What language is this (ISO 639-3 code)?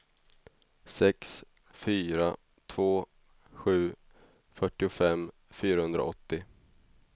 swe